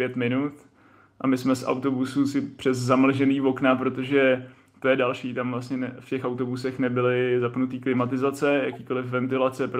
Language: Czech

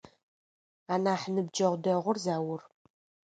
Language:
Adyghe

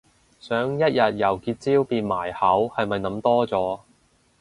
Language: Cantonese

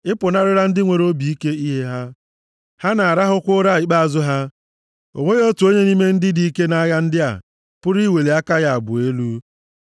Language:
Igbo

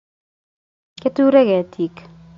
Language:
Kalenjin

